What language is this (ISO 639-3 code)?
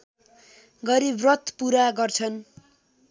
nep